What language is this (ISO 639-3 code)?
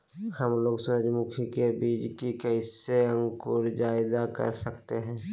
mag